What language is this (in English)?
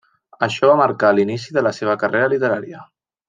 Catalan